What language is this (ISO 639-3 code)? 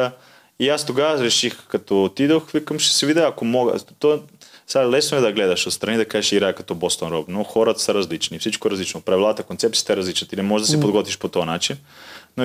bul